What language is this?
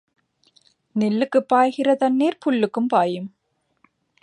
Tamil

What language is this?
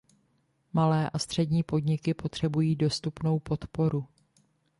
Czech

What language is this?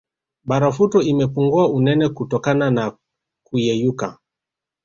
Swahili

